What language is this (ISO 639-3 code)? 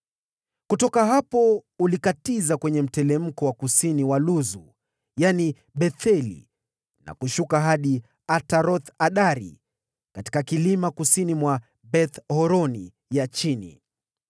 swa